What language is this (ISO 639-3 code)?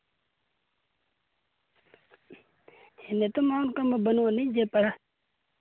sat